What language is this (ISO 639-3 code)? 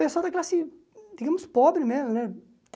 por